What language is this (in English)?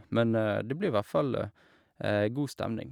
Norwegian